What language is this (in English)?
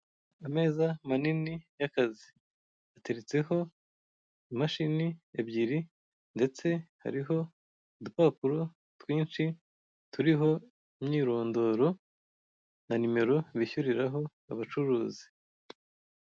Kinyarwanda